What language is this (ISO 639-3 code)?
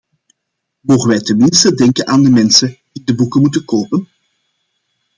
nld